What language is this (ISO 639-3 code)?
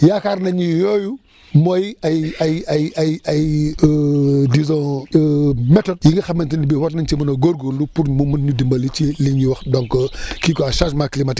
wol